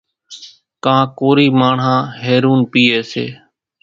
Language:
Kachi Koli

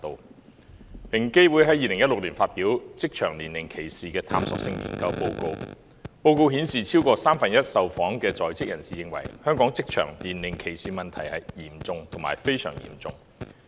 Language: Cantonese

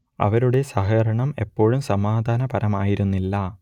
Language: Malayalam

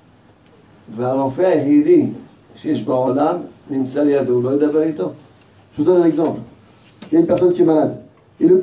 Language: French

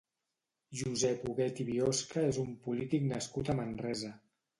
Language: Catalan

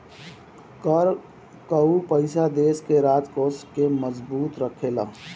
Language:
Bhojpuri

